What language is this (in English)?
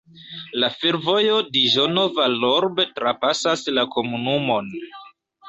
Esperanto